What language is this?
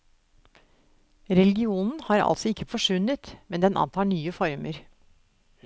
Norwegian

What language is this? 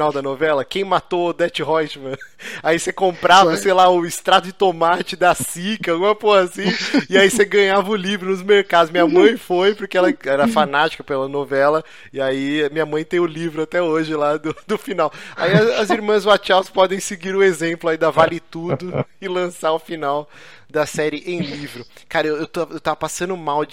Portuguese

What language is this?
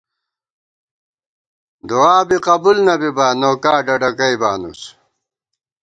Gawar-Bati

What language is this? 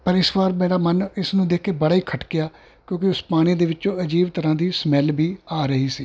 Punjabi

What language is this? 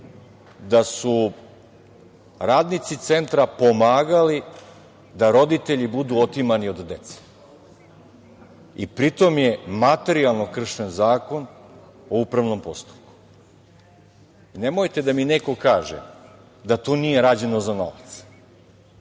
Serbian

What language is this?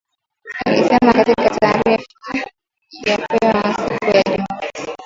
Swahili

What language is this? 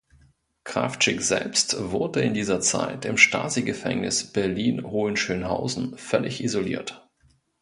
German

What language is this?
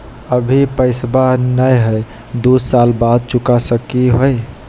Magahi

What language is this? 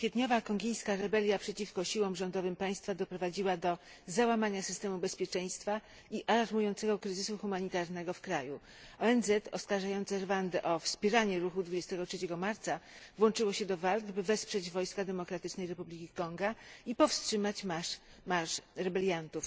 Polish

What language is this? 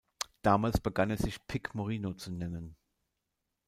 German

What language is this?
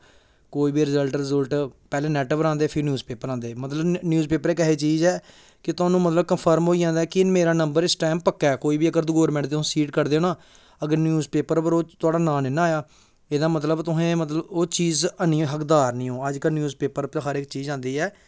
Dogri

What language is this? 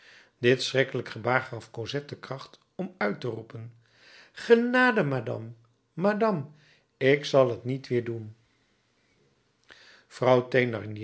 Dutch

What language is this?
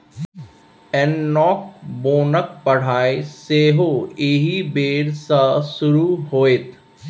Maithili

